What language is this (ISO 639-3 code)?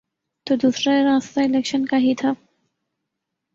urd